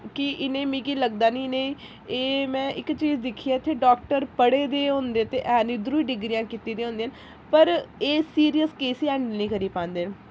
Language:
Dogri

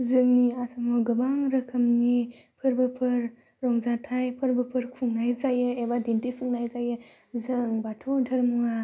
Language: Bodo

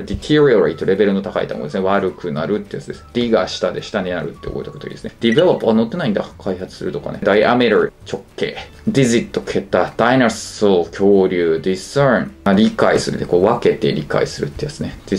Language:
Japanese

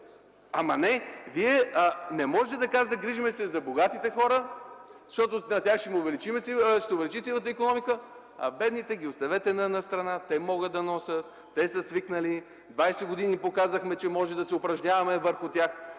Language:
Bulgarian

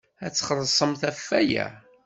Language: Kabyle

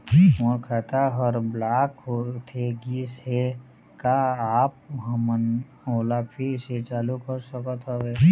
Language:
Chhattisgarhi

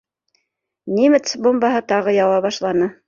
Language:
Bashkir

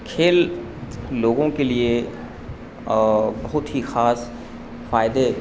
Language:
Urdu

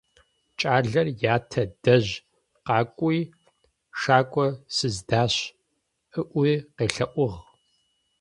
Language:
Adyghe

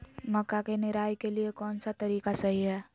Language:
Magahi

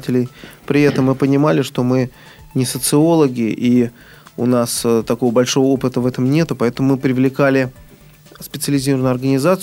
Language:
Russian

